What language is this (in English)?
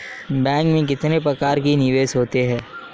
Hindi